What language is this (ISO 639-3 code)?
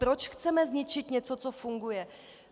ces